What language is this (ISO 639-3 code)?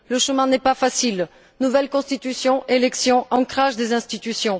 fra